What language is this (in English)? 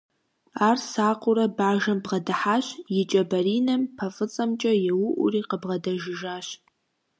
Kabardian